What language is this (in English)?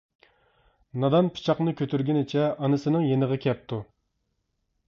Uyghur